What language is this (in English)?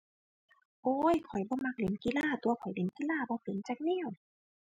Thai